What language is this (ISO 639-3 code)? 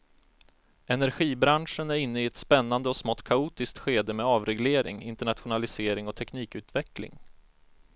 swe